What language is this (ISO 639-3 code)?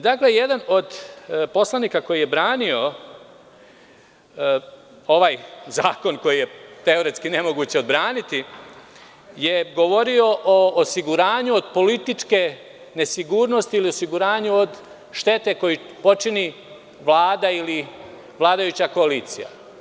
srp